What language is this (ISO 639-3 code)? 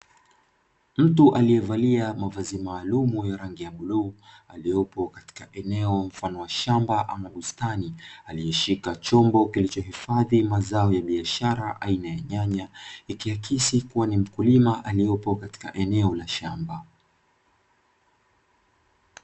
swa